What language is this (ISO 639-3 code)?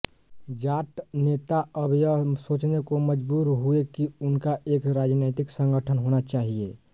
hin